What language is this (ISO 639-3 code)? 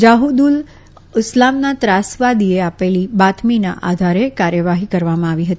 guj